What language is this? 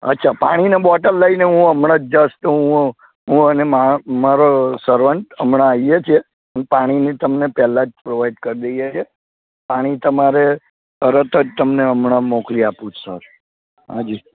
Gujarati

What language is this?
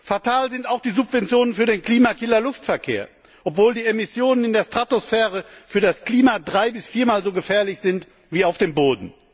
German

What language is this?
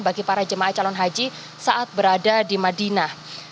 Indonesian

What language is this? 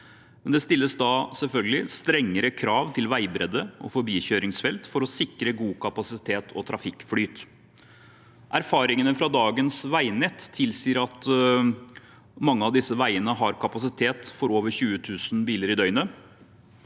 Norwegian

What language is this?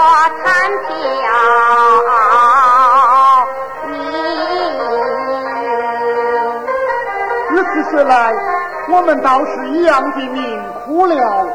Chinese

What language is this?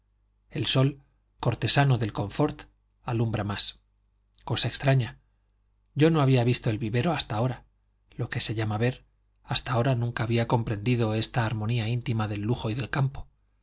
Spanish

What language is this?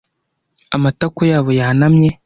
Kinyarwanda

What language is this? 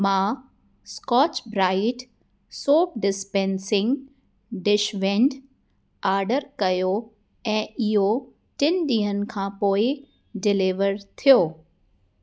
Sindhi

